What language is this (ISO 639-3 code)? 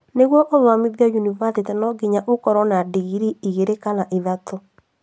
kik